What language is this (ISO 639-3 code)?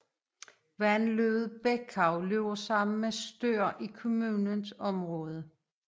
dan